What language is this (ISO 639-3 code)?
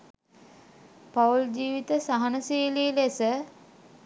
sin